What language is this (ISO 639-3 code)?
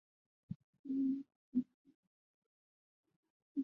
zho